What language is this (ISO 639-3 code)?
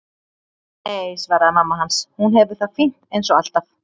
isl